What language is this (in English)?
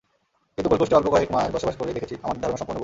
Bangla